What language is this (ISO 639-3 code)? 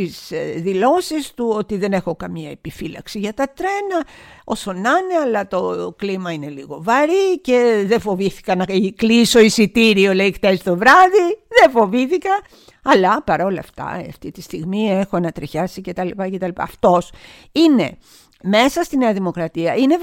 ell